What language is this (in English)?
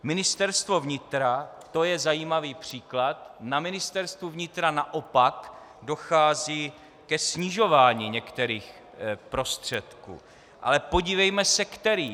Czech